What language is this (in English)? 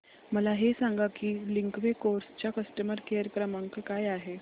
Marathi